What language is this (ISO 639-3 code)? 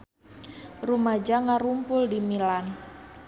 sun